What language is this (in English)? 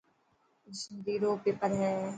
Dhatki